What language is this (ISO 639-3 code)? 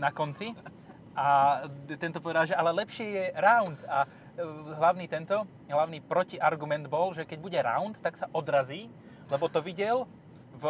slk